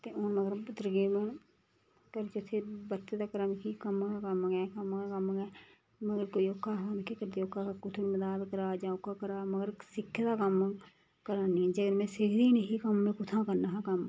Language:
Dogri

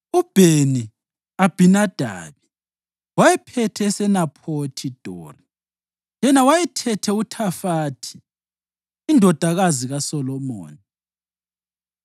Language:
North Ndebele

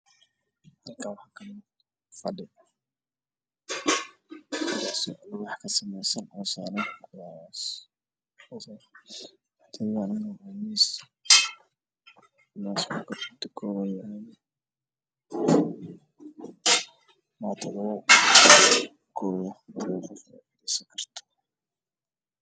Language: Somali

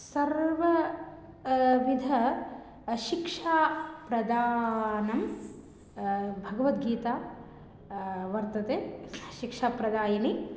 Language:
Sanskrit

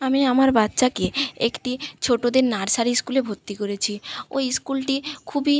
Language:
Bangla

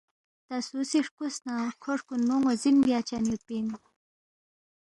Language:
Balti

